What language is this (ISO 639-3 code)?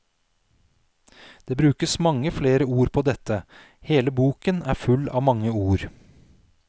nor